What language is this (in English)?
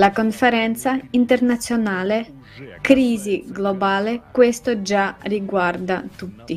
Italian